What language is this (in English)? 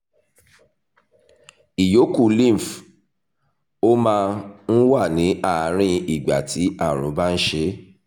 Yoruba